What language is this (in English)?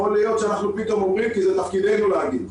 Hebrew